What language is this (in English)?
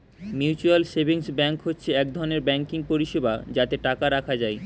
Bangla